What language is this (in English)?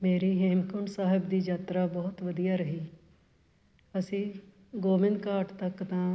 Punjabi